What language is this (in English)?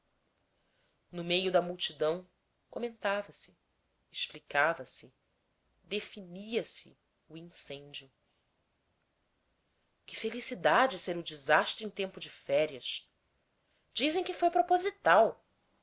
Portuguese